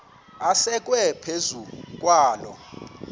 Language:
Xhosa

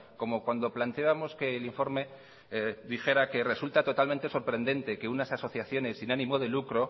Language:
Spanish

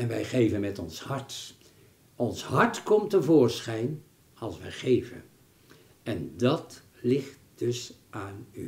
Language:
Dutch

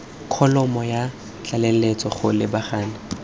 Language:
Tswana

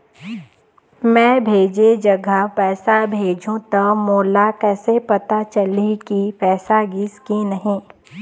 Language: Chhattisgarhi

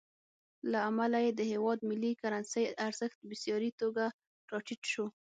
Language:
Pashto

